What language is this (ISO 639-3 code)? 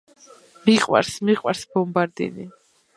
kat